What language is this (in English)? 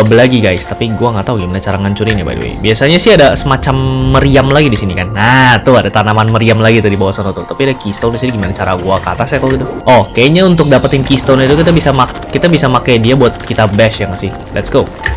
Indonesian